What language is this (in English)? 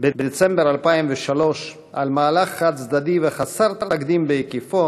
Hebrew